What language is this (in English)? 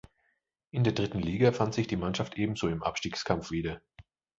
German